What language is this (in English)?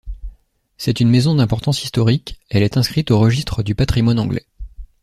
French